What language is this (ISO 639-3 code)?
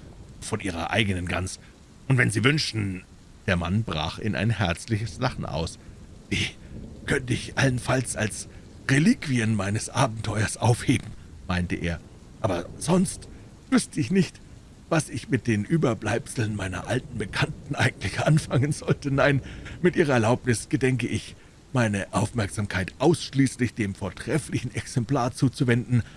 deu